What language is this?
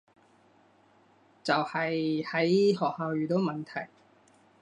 Cantonese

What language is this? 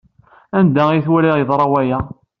Kabyle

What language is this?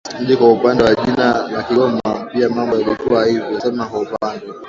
Swahili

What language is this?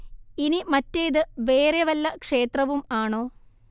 Malayalam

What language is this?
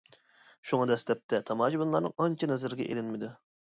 Uyghur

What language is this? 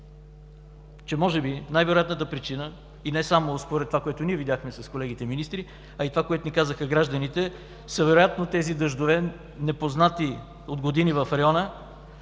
Bulgarian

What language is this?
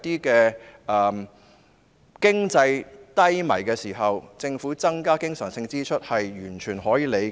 Cantonese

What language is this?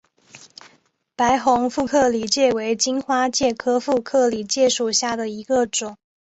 Chinese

